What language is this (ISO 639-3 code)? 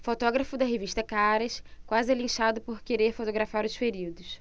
por